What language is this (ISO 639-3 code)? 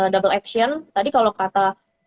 ind